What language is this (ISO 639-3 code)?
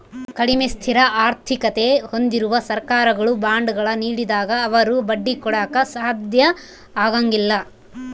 kan